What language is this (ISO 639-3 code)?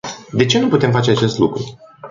ron